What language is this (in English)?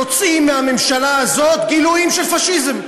Hebrew